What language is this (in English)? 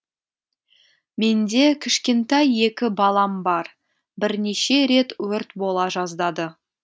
Kazakh